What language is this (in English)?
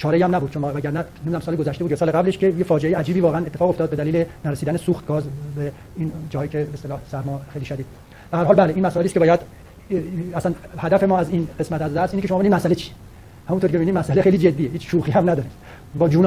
Persian